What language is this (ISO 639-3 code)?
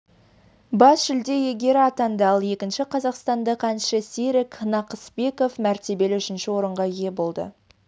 kaz